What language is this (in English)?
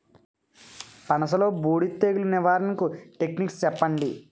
Telugu